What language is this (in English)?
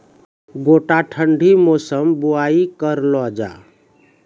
Maithili